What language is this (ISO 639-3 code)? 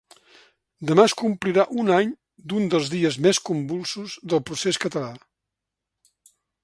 cat